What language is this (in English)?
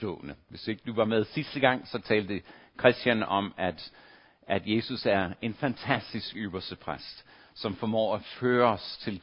Danish